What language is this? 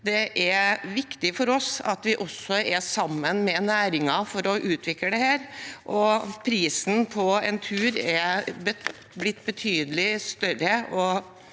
Norwegian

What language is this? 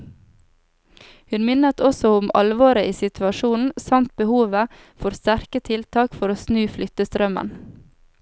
Norwegian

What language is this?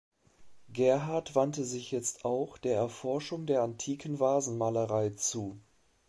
German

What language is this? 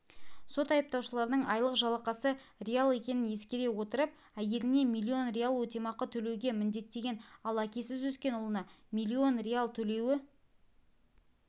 Kazakh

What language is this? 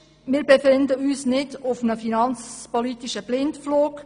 Swiss German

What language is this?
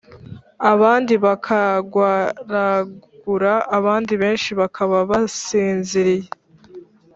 Kinyarwanda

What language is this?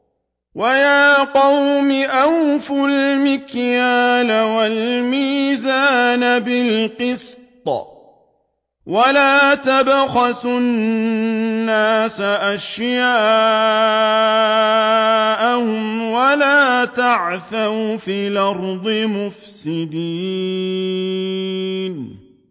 Arabic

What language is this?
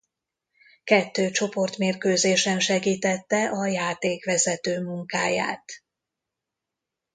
Hungarian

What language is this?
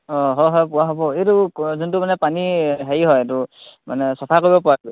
Assamese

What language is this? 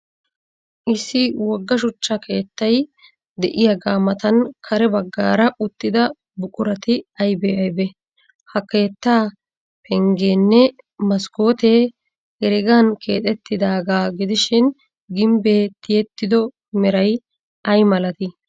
Wolaytta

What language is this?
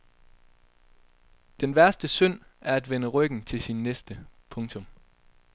Danish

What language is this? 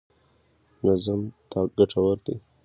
Pashto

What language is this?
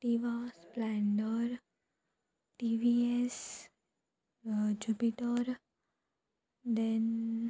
Konkani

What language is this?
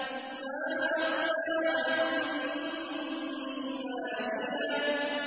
Arabic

